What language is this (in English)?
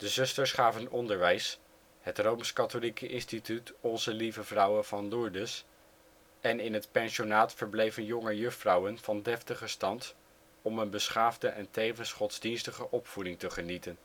Dutch